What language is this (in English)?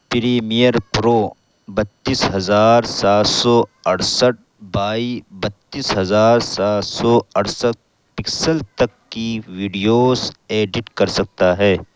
Urdu